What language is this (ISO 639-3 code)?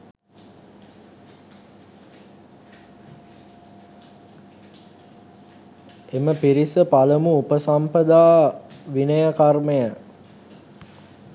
sin